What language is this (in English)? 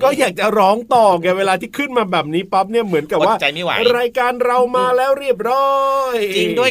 Thai